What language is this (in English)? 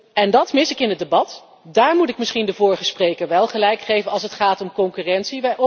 Dutch